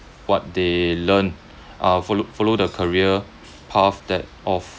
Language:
English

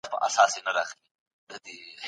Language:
Pashto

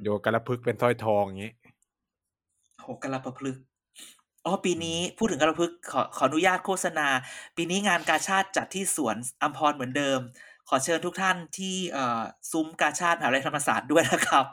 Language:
Thai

